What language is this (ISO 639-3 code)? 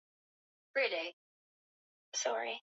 swa